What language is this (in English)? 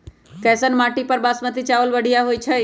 Magahi